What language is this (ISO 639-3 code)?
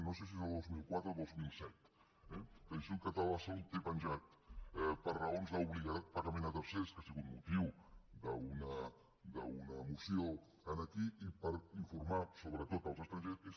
cat